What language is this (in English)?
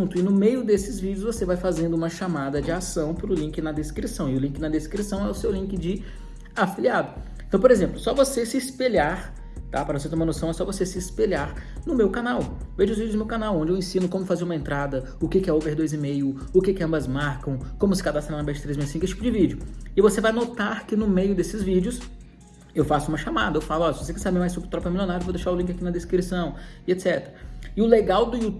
Portuguese